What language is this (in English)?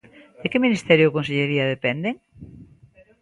Galician